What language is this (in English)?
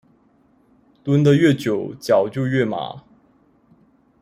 Chinese